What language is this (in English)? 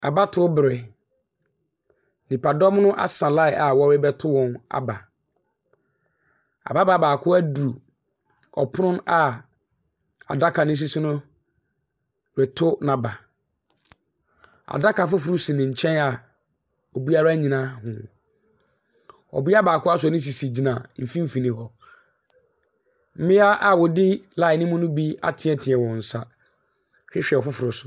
Akan